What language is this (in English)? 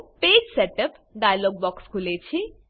Gujarati